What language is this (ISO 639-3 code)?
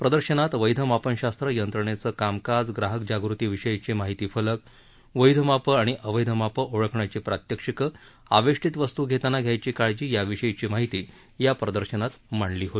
mar